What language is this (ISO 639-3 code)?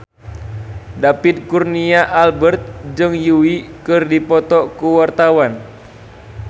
sun